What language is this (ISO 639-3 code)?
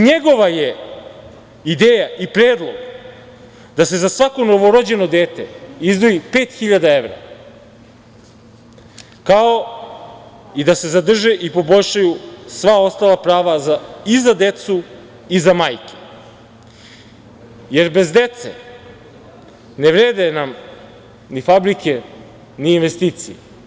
srp